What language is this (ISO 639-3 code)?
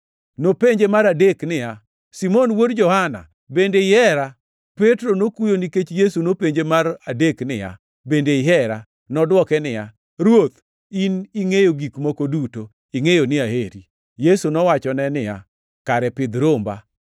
luo